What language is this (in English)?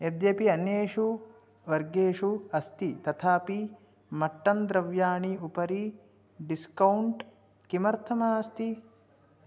Sanskrit